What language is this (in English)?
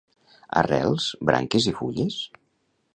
Catalan